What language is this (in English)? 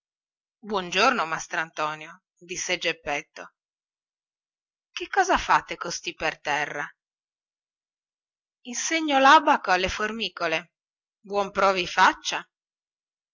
Italian